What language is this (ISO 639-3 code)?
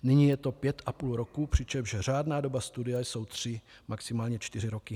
ces